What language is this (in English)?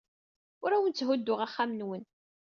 Kabyle